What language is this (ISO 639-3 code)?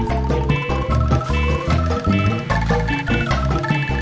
ind